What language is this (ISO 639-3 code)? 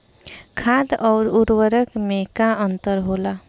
bho